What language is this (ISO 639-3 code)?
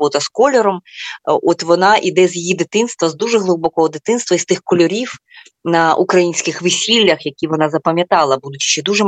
ukr